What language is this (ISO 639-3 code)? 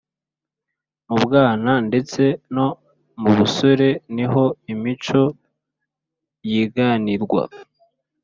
kin